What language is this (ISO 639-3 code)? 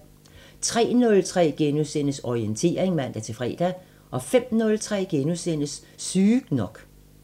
dan